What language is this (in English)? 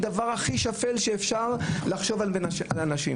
Hebrew